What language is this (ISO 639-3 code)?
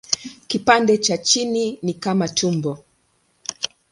swa